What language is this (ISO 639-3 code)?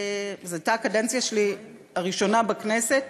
heb